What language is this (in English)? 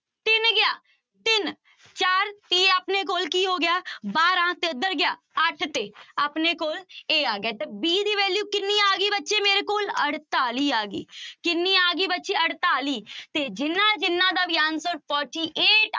Punjabi